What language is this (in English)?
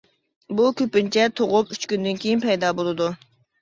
Uyghur